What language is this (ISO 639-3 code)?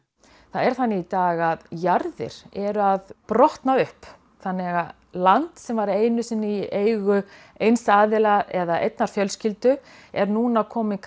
isl